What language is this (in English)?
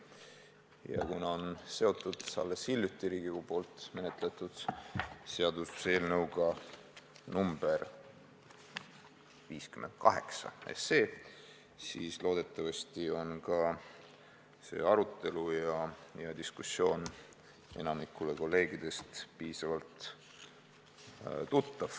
Estonian